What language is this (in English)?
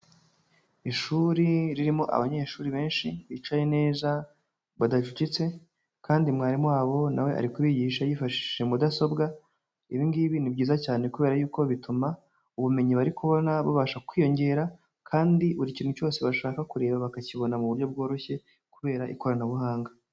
Kinyarwanda